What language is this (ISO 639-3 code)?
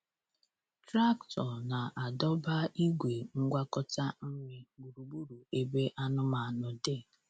ibo